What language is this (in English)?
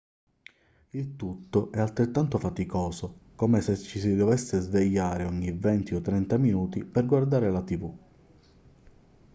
Italian